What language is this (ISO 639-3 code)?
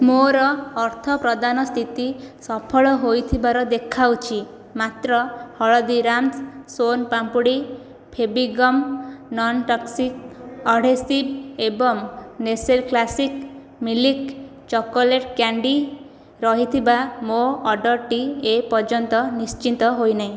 ori